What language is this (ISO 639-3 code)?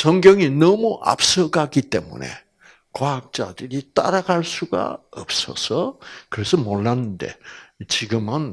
kor